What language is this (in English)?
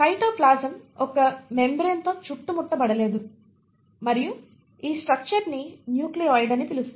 Telugu